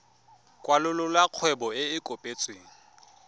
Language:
Tswana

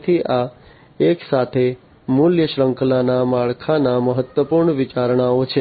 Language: Gujarati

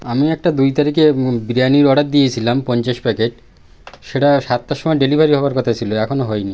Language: Bangla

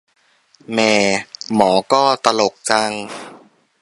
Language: Thai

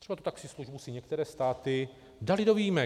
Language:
Czech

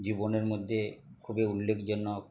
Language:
Bangla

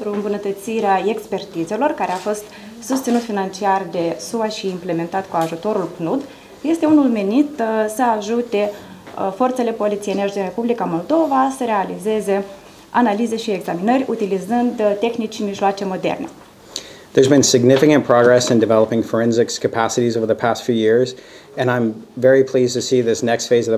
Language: Romanian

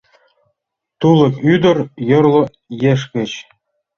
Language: Mari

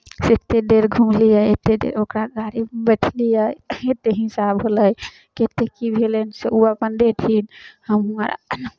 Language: Maithili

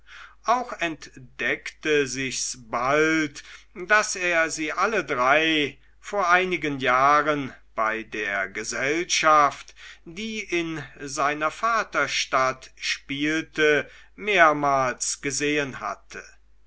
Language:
German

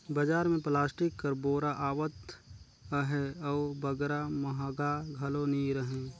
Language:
Chhattisgarhi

